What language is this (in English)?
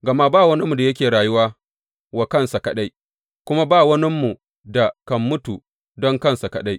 Hausa